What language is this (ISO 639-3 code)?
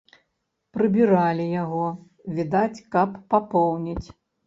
bel